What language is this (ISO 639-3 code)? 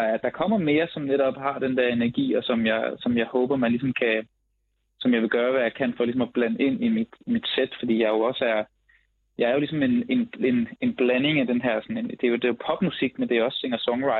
dan